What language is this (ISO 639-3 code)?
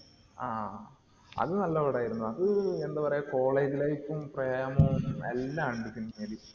mal